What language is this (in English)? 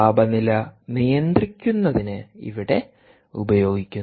Malayalam